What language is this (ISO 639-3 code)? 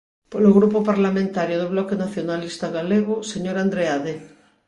glg